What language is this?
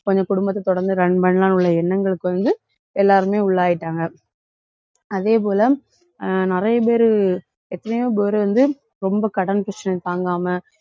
Tamil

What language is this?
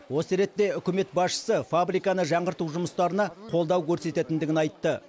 Kazakh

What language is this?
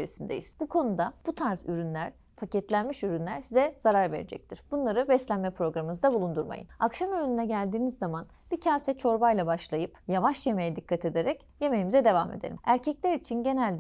Turkish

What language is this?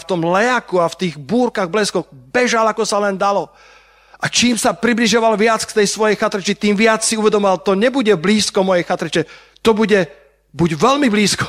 Slovak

